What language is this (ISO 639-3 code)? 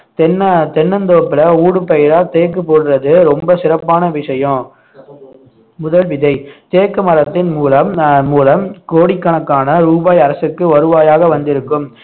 tam